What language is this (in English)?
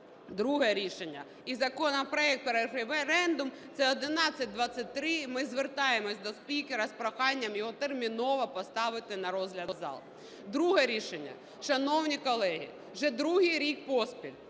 Ukrainian